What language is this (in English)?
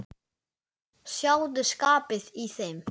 Icelandic